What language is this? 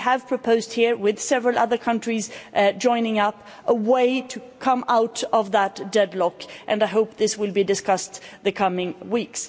English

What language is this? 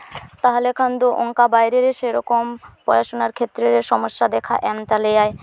Santali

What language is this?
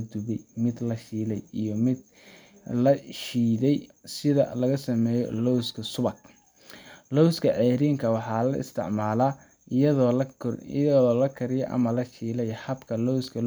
Somali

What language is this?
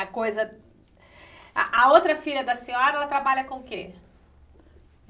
Portuguese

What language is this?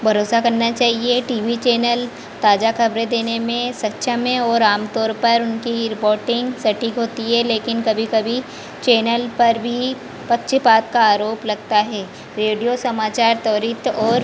Hindi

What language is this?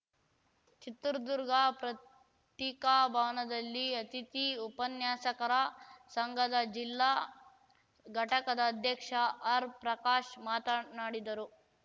Kannada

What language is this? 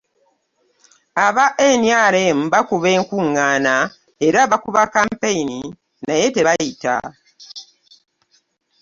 Ganda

